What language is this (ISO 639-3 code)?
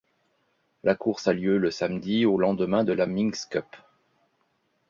fra